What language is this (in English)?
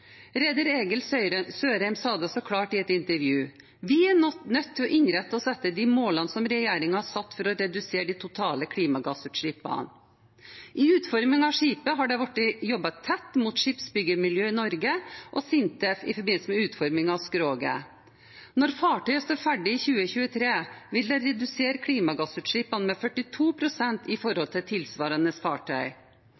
Norwegian Bokmål